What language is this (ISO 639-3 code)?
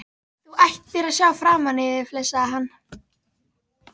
isl